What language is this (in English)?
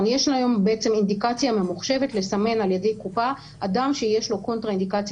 Hebrew